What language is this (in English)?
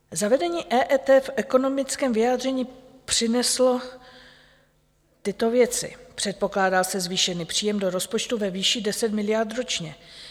Czech